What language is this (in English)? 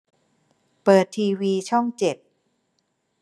Thai